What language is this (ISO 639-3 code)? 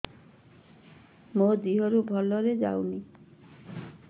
ori